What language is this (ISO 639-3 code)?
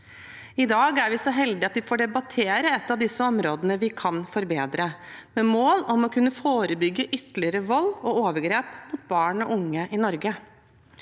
nor